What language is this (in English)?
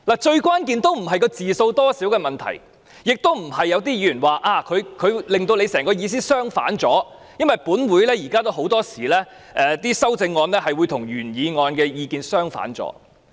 Cantonese